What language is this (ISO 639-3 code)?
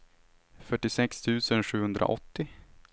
swe